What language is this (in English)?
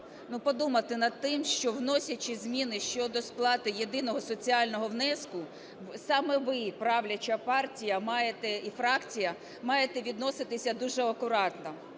Ukrainian